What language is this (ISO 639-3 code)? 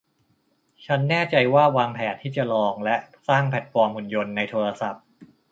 tha